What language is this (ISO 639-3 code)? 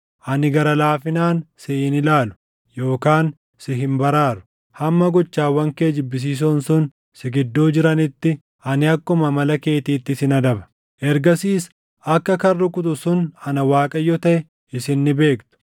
orm